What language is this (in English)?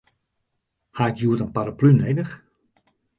Western Frisian